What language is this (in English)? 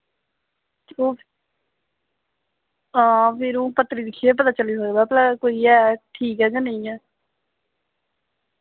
Dogri